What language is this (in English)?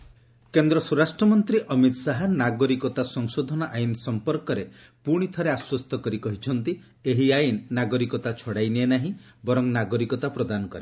Odia